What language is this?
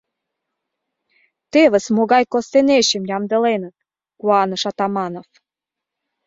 Mari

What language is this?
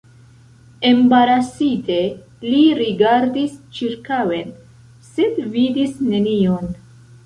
Esperanto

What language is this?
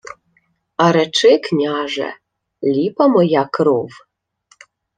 Ukrainian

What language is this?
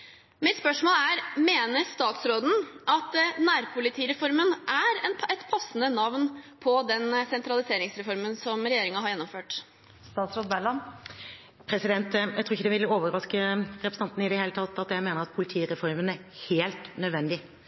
Norwegian Bokmål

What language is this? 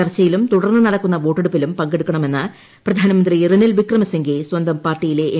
Malayalam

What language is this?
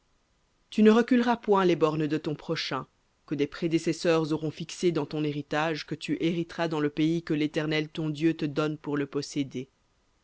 French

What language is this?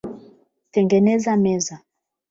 Swahili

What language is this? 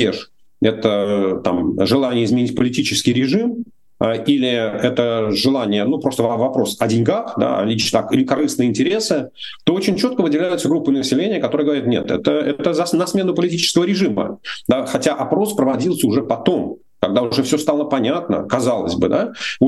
Russian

